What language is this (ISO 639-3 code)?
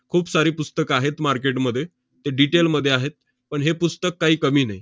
mar